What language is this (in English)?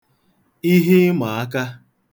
Igbo